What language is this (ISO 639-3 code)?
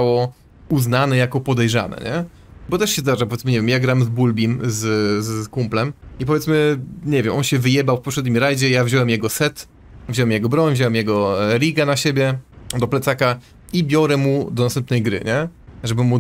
pol